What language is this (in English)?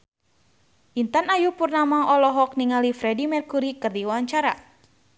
Sundanese